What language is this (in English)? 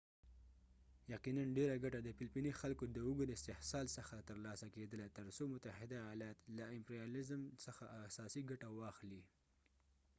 Pashto